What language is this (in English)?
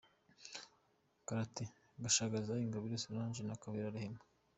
Kinyarwanda